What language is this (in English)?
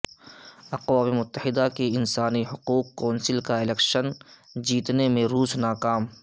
Urdu